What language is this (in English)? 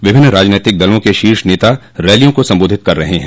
Hindi